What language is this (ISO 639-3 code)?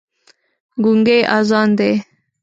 pus